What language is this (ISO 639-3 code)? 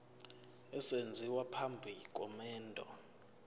zul